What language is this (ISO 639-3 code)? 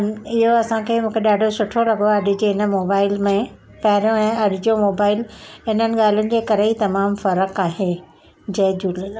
snd